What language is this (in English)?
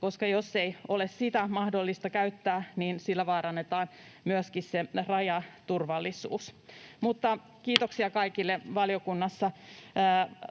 Finnish